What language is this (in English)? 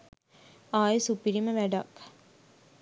Sinhala